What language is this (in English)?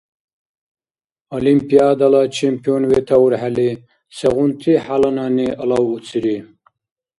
Dargwa